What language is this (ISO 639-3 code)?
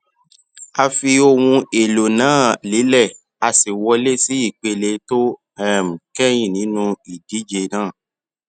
yor